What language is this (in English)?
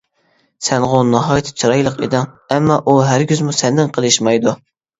Uyghur